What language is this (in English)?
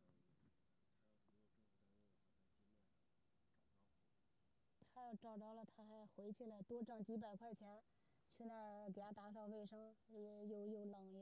Chinese